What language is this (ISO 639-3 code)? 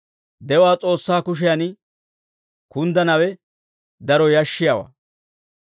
dwr